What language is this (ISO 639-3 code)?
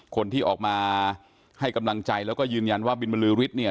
tha